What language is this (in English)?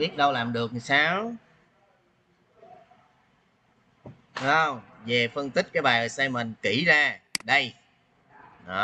Vietnamese